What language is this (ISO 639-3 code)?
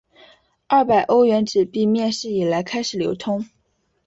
zho